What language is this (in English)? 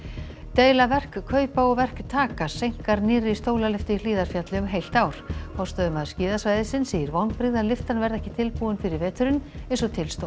Icelandic